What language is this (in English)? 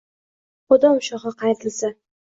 Uzbek